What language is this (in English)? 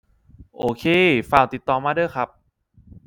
Thai